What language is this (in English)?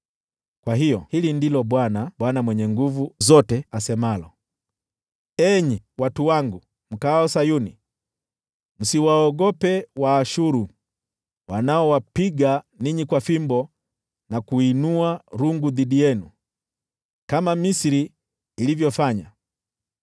Swahili